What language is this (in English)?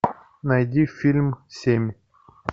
Russian